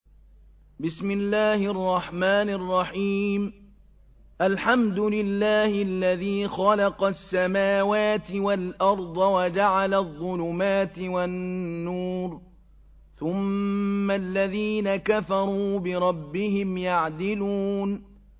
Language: Arabic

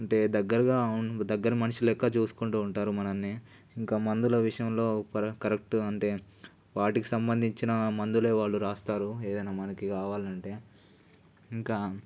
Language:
Telugu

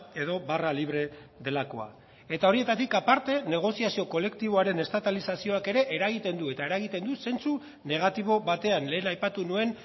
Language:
Basque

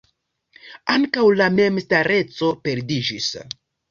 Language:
Esperanto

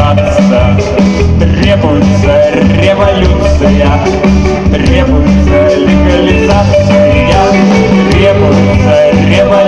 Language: Ukrainian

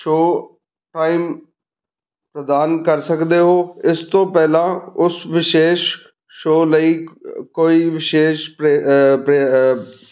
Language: Punjabi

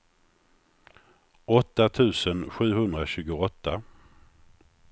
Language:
Swedish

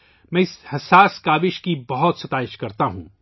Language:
Urdu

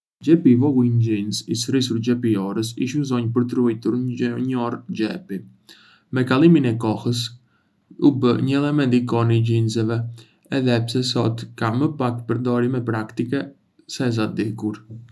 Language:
Arbëreshë Albanian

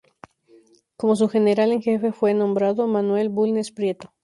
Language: Spanish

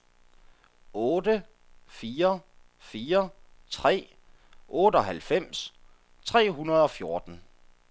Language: Danish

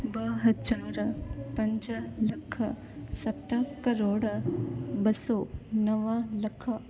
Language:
Sindhi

